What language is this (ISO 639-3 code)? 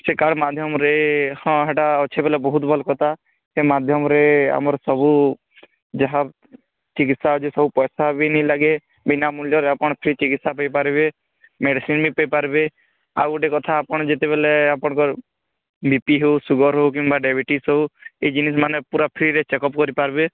ori